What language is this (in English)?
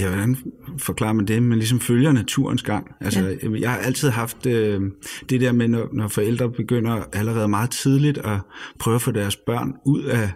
Danish